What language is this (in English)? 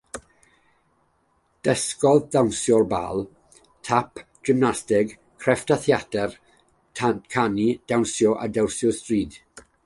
Welsh